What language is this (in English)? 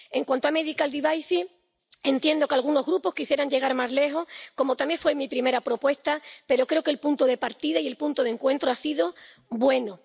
Spanish